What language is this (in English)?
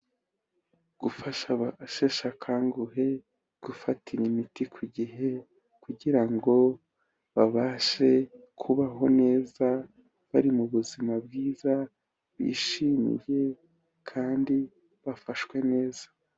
Kinyarwanda